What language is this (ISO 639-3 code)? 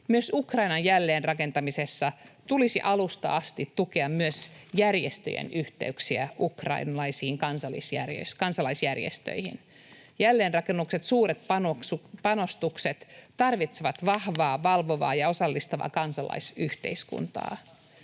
fin